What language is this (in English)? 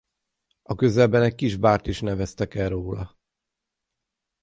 Hungarian